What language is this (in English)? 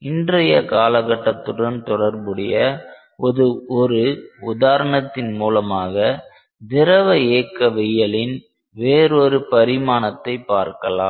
Tamil